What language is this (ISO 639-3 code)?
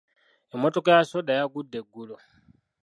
lug